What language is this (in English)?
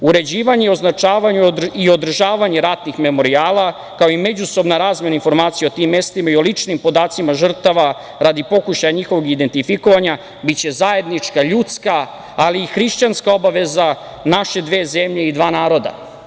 Serbian